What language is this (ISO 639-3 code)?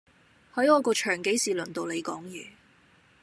yue